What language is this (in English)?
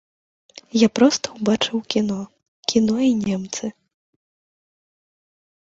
Belarusian